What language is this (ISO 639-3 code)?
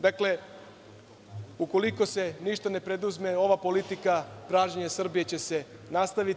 srp